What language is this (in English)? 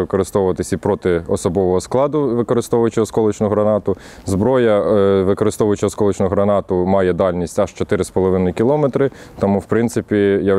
Ukrainian